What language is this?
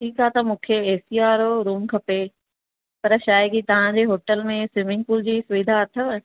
Sindhi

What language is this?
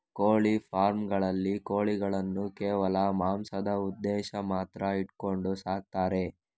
Kannada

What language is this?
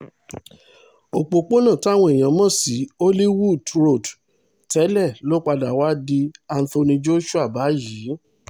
Yoruba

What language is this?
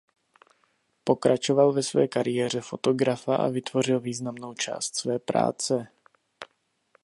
Czech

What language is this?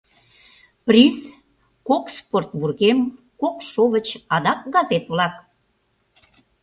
Mari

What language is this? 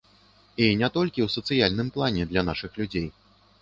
Belarusian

